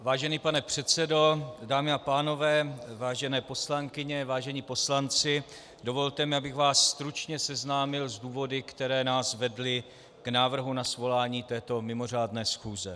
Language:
Czech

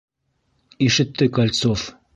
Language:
Bashkir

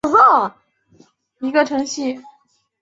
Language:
Chinese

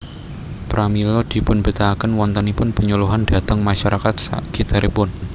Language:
Javanese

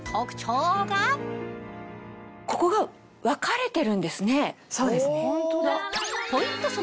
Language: Japanese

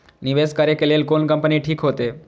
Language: Maithili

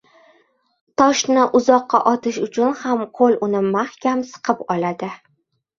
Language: Uzbek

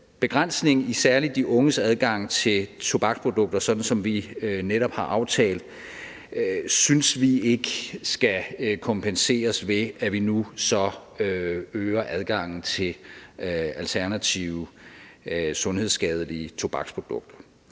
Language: Danish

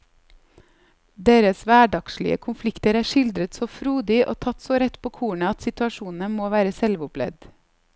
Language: Norwegian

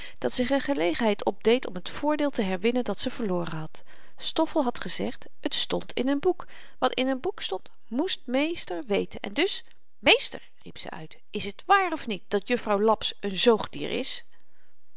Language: Dutch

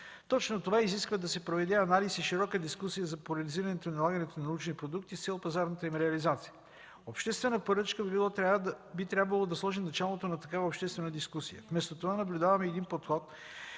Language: Bulgarian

